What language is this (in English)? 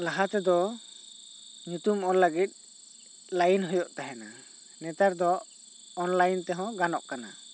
Santali